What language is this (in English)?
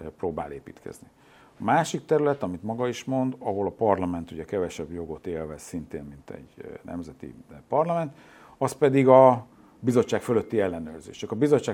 Hungarian